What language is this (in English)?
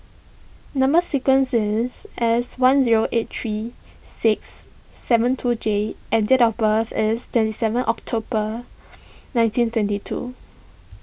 English